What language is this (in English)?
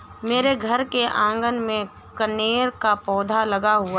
Hindi